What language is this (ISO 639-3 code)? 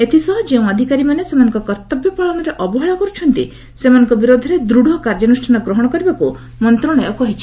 ori